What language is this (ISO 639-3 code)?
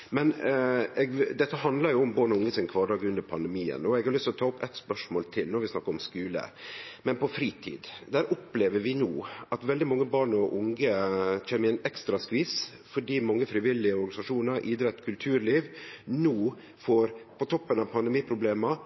nno